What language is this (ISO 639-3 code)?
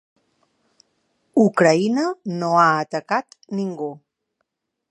cat